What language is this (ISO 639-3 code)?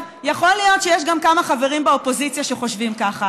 heb